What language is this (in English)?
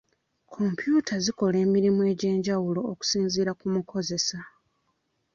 Ganda